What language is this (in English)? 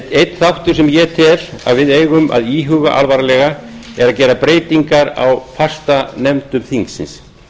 Icelandic